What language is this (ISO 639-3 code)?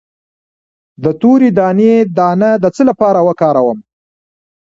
pus